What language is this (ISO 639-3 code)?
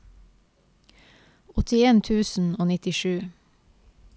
nor